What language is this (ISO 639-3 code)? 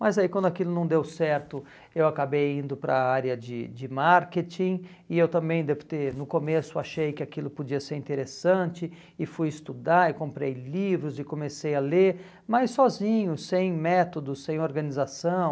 por